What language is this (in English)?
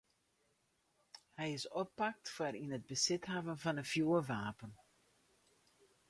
Western Frisian